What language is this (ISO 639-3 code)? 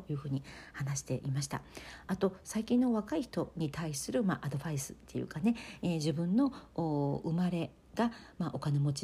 jpn